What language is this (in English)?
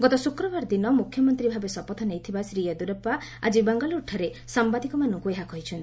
Odia